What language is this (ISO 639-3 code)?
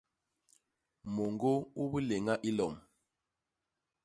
bas